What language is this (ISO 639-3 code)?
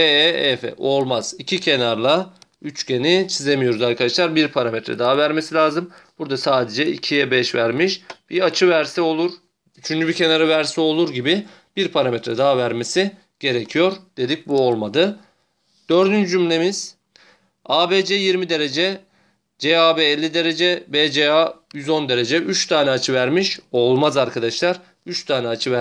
tur